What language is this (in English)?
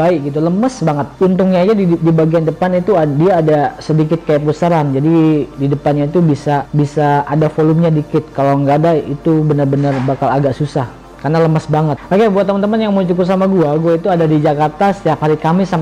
Indonesian